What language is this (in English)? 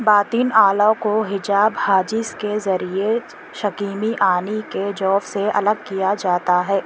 Urdu